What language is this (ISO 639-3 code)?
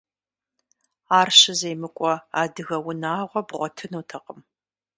kbd